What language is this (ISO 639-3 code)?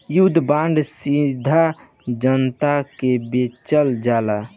bho